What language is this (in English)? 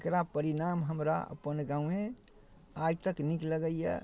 Maithili